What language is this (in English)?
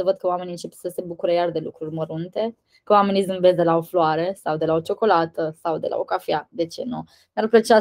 Romanian